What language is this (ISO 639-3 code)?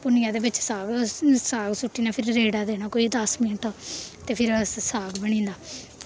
doi